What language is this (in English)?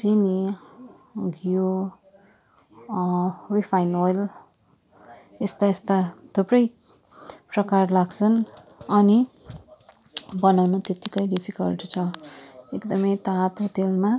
Nepali